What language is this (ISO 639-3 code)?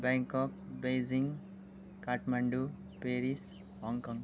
nep